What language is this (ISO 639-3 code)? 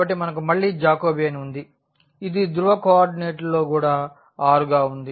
tel